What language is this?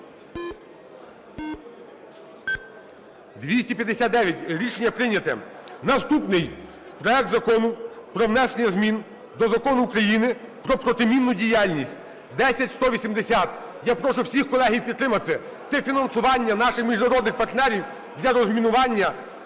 Ukrainian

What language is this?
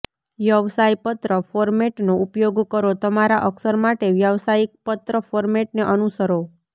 Gujarati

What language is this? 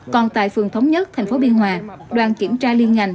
Vietnamese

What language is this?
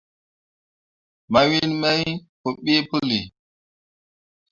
Mundang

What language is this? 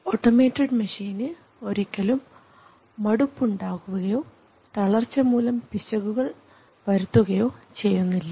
Malayalam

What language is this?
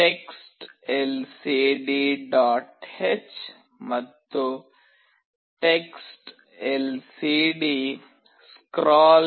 Kannada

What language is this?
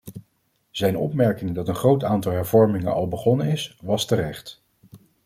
Dutch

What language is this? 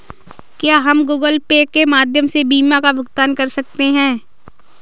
Hindi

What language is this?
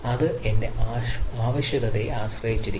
Malayalam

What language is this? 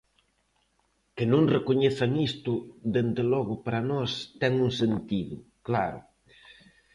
Galician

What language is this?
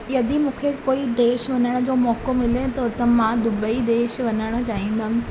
Sindhi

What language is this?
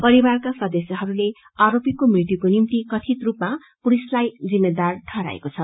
Nepali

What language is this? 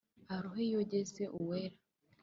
Kinyarwanda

